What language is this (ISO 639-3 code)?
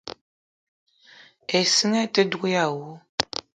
eto